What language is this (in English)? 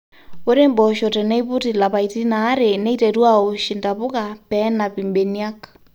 Masai